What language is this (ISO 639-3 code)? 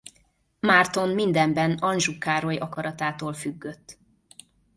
hun